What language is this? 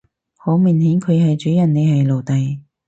Cantonese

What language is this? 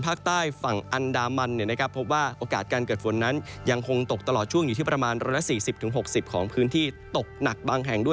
Thai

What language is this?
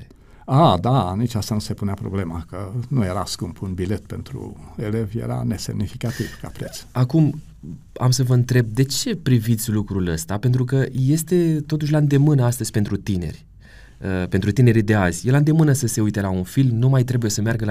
Romanian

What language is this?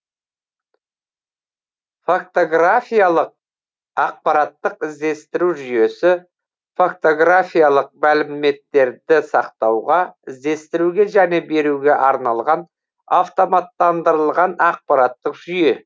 Kazakh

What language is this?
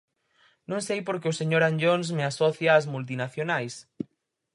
Galician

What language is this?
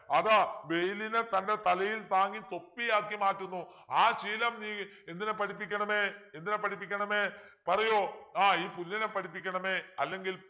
Malayalam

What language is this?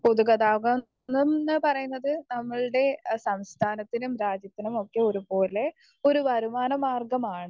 Malayalam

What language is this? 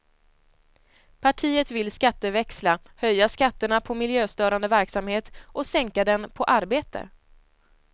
Swedish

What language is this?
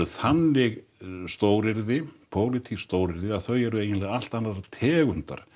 Icelandic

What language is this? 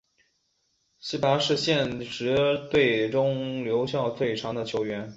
Chinese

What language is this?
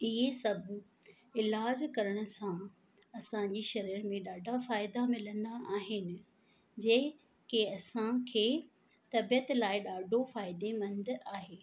Sindhi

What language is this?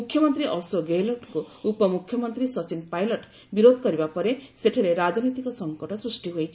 Odia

